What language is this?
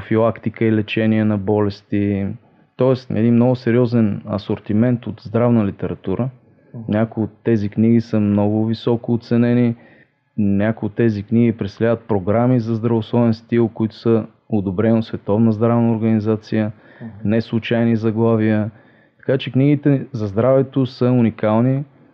Bulgarian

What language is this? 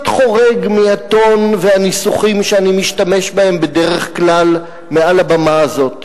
Hebrew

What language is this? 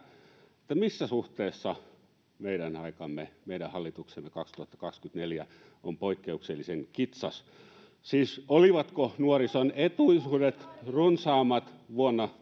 Finnish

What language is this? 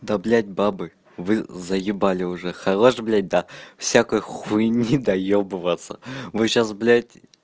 Russian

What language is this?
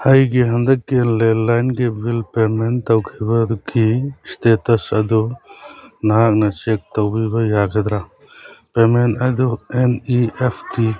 Manipuri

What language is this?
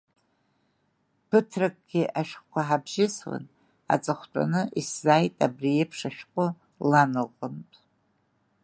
Abkhazian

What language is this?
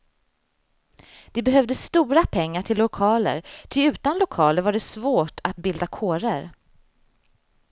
Swedish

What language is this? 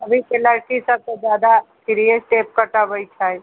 Maithili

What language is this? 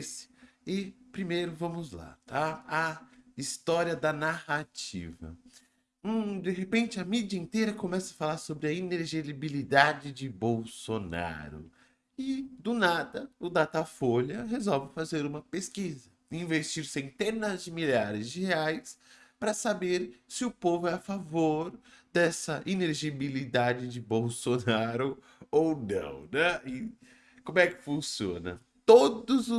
Portuguese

